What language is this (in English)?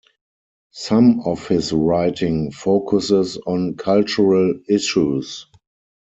English